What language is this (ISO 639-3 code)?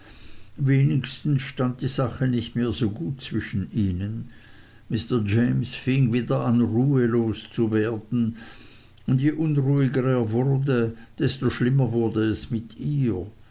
deu